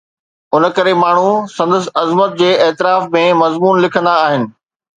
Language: Sindhi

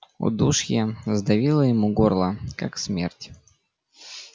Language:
Russian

